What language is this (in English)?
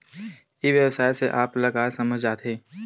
Chhattisgarhi